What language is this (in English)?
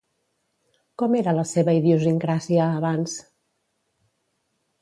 Catalan